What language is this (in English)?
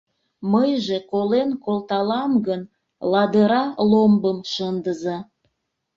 Mari